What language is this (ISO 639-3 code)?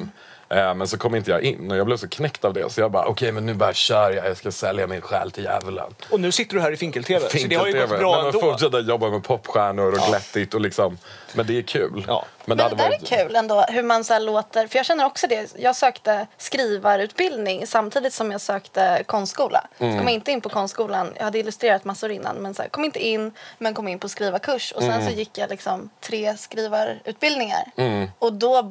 swe